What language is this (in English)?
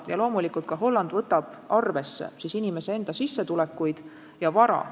Estonian